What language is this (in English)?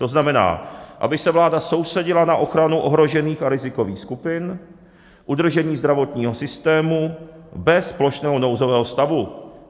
Czech